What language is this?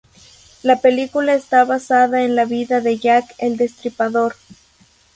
Spanish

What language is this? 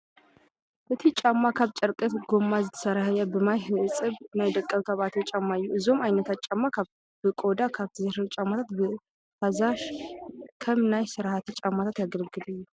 Tigrinya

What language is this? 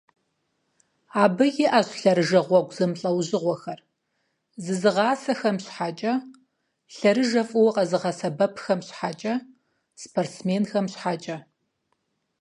Kabardian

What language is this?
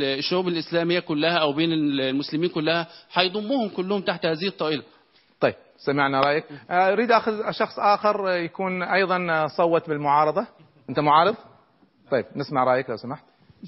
Arabic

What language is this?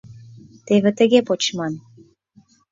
Mari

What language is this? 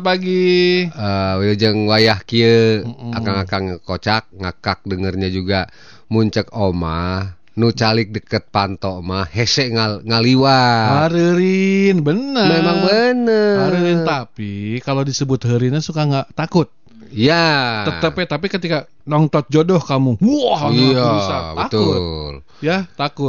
Indonesian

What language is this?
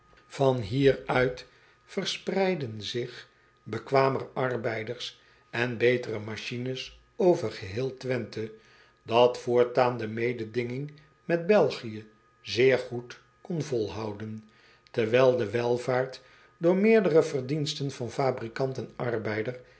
Dutch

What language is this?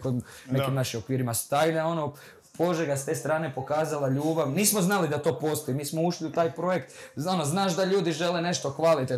Croatian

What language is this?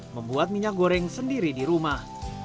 Indonesian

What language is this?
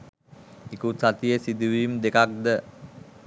Sinhala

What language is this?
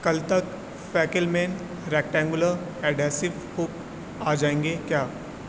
Urdu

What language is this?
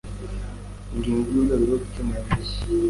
Kinyarwanda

